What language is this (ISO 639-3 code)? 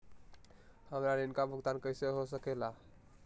mag